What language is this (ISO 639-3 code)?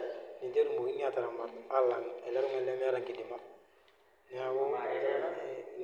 mas